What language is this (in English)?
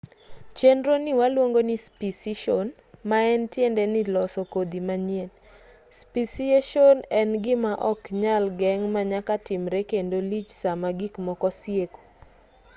Luo (Kenya and Tanzania)